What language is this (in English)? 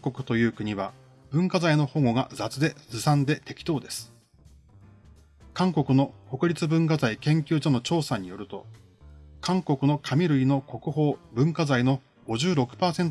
Japanese